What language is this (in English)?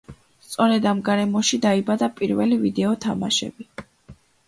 Georgian